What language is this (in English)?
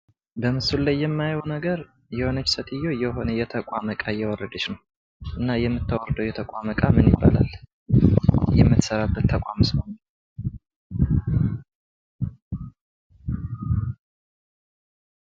Amharic